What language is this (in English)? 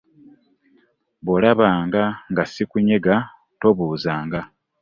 Ganda